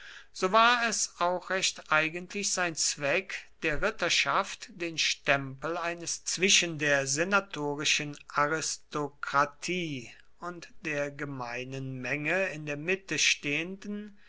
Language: German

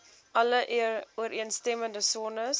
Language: Afrikaans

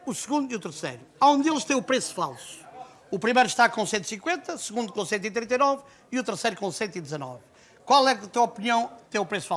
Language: Portuguese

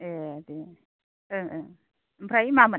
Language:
Bodo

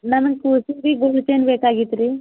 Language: Kannada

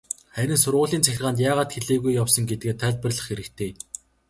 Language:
Mongolian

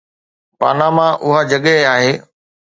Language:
Sindhi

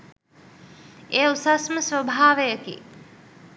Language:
Sinhala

